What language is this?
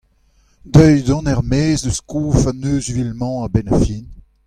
Breton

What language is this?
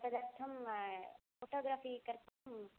Sanskrit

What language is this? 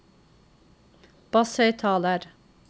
Norwegian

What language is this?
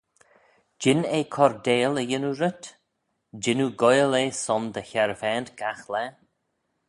Manx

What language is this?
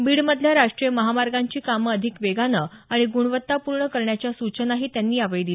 Marathi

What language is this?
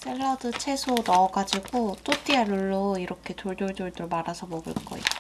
Korean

